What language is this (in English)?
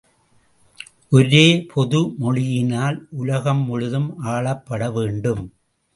Tamil